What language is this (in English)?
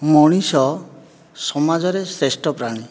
Odia